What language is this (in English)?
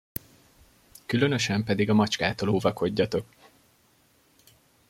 Hungarian